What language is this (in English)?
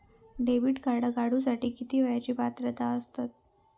Marathi